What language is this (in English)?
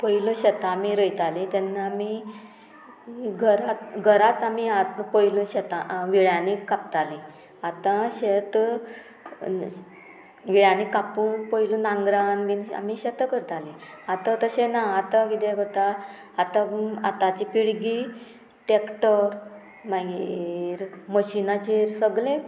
Konkani